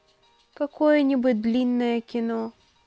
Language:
Russian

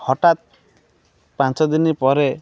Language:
Odia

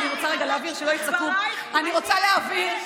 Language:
Hebrew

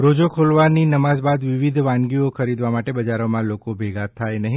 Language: Gujarati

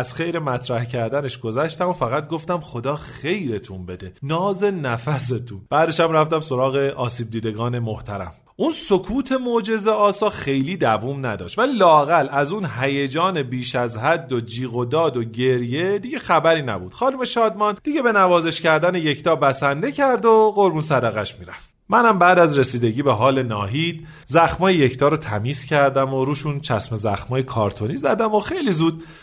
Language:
Persian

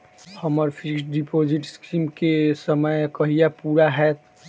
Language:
Maithili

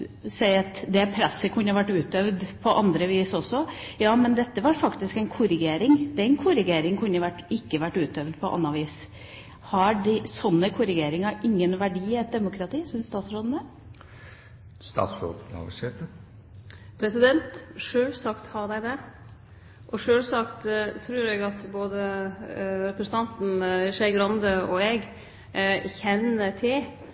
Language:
Norwegian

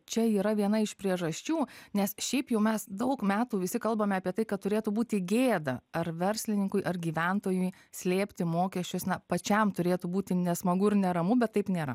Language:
Lithuanian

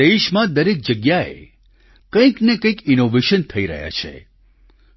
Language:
Gujarati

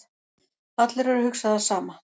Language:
Icelandic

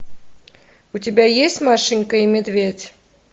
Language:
Russian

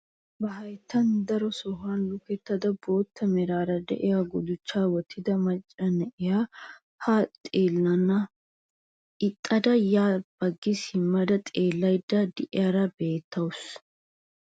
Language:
Wolaytta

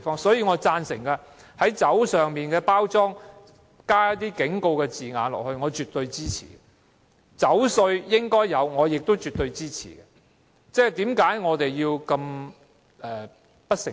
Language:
Cantonese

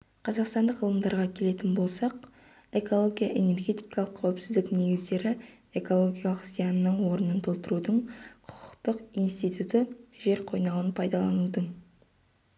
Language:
Kazakh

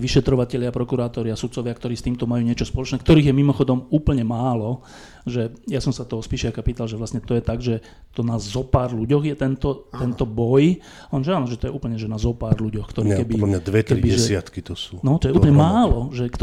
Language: Slovak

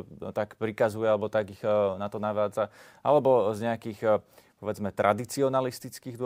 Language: Slovak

